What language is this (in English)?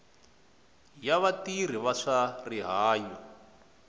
Tsonga